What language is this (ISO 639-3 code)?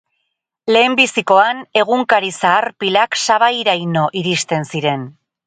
eus